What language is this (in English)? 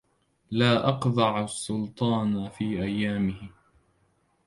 Arabic